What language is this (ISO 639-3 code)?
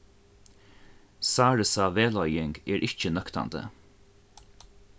fao